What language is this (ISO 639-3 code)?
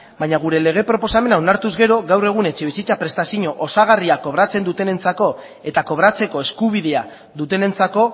eus